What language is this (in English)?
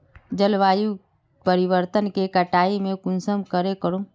Magahi